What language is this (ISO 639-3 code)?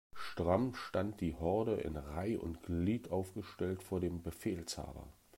deu